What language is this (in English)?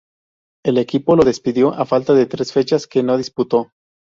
Spanish